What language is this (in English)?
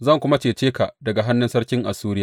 Hausa